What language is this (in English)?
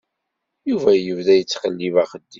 Kabyle